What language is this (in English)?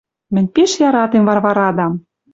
Western Mari